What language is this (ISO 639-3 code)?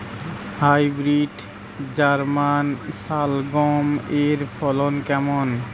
ben